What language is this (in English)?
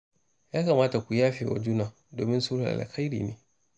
Hausa